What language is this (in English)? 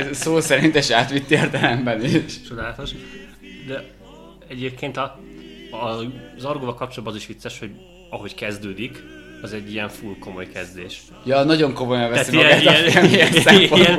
Hungarian